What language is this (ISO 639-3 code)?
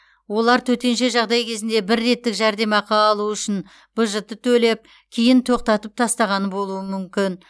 kaz